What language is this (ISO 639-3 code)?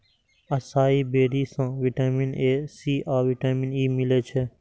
mai